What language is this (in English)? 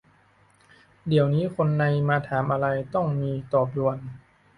Thai